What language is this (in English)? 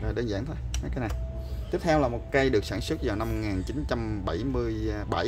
Vietnamese